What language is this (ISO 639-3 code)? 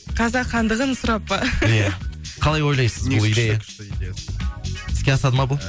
kaz